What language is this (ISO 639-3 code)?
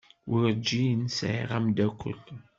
kab